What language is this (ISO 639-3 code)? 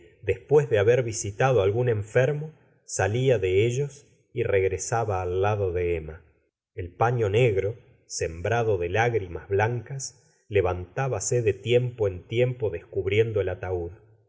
spa